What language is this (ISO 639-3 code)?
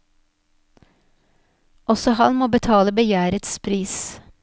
nor